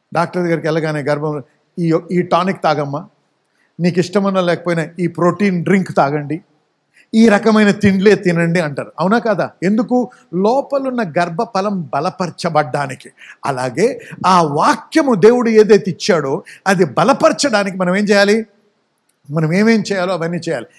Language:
Telugu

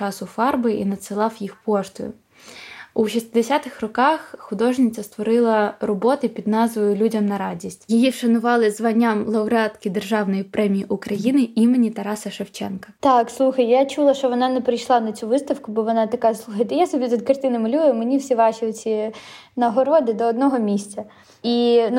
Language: Ukrainian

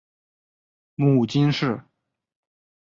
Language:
Chinese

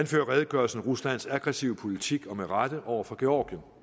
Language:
Danish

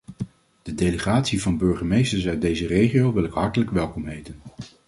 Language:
Dutch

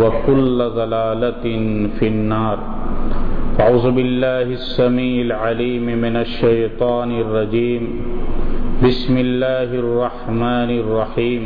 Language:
Urdu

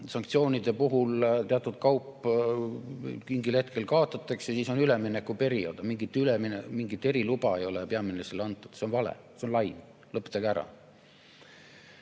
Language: Estonian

